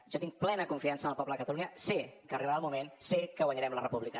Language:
Catalan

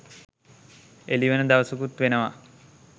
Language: Sinhala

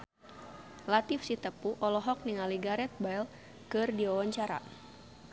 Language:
Sundanese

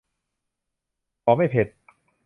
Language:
Thai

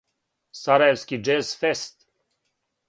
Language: Serbian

